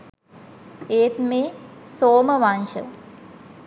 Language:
Sinhala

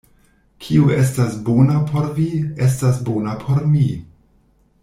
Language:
Esperanto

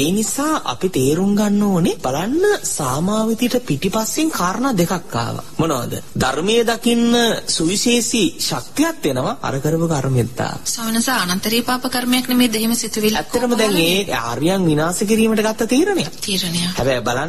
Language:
Arabic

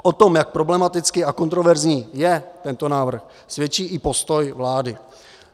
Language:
Czech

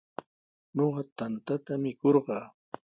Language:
Sihuas Ancash Quechua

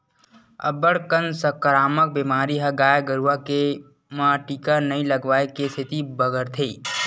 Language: Chhattisgarhi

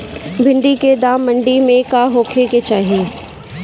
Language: Bhojpuri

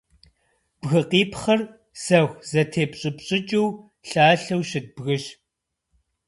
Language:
Kabardian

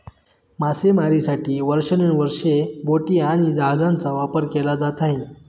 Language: Marathi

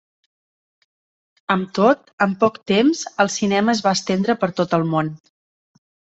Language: Catalan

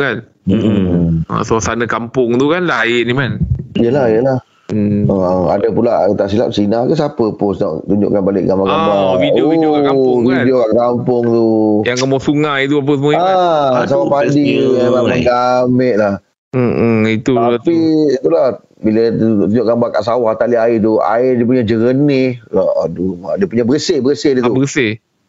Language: Malay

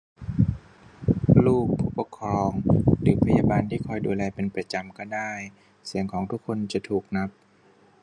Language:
Thai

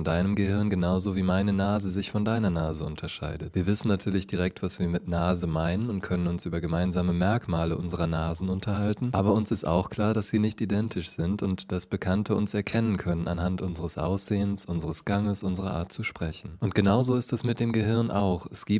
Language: German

